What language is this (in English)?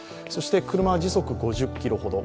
Japanese